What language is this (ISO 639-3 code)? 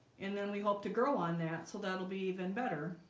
eng